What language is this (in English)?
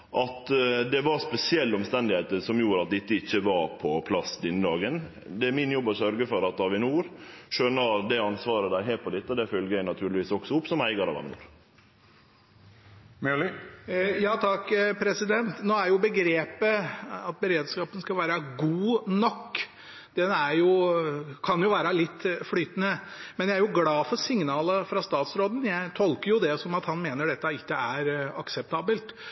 Norwegian